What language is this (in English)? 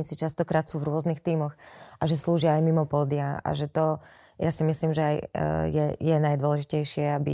Slovak